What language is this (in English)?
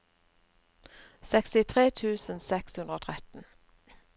Norwegian